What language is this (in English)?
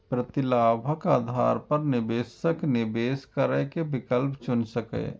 Maithili